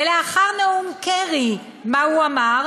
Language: Hebrew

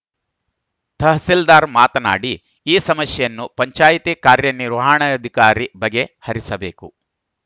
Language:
Kannada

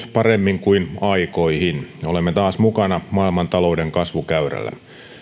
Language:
Finnish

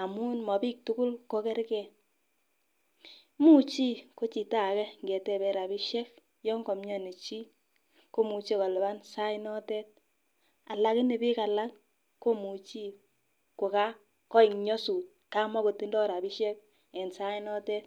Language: Kalenjin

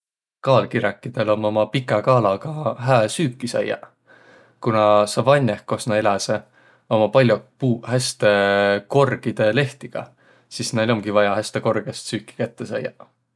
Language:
Võro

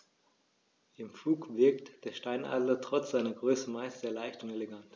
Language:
German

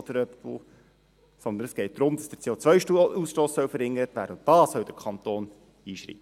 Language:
Swiss German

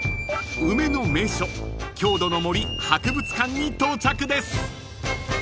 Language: Japanese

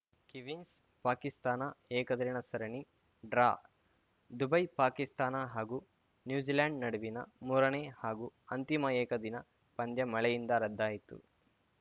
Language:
Kannada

